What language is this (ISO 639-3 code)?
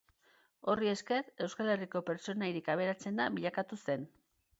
eus